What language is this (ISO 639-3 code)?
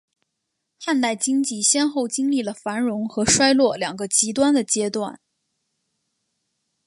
zho